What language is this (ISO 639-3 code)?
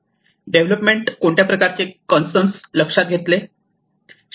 mar